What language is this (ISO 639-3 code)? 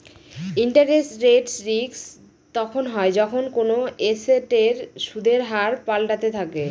ben